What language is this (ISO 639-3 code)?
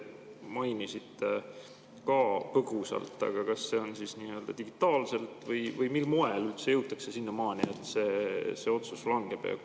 est